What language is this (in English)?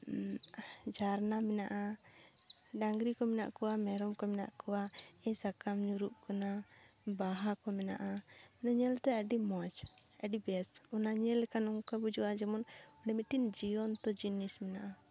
Santali